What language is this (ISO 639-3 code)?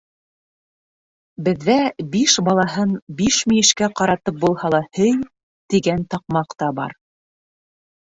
bak